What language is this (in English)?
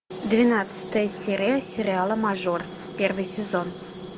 Russian